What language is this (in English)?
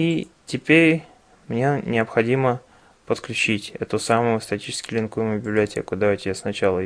Russian